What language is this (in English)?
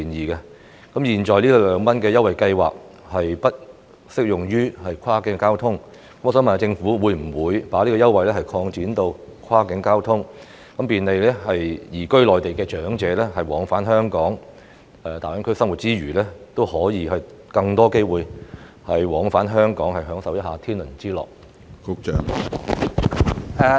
Cantonese